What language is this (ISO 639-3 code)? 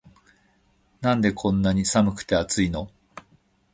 jpn